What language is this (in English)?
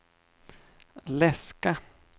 Swedish